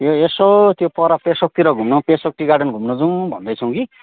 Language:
Nepali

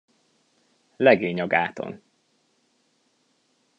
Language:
Hungarian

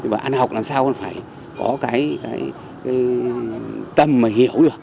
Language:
Vietnamese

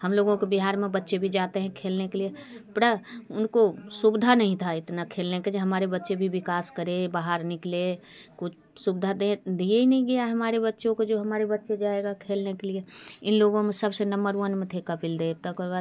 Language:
Hindi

